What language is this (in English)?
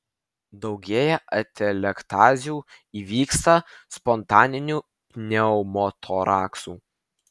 Lithuanian